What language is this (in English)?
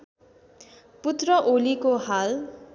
Nepali